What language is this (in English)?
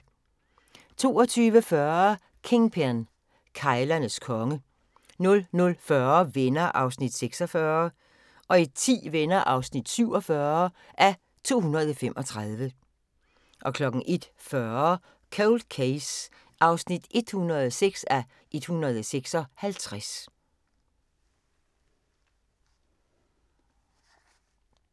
Danish